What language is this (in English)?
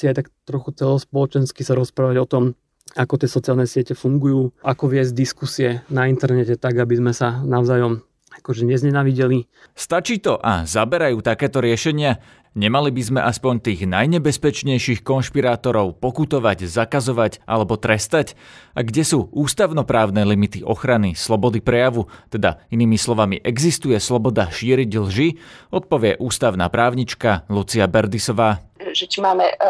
Slovak